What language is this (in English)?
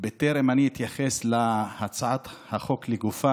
Hebrew